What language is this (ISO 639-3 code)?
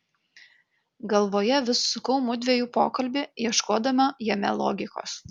lit